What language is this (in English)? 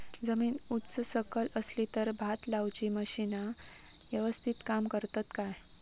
Marathi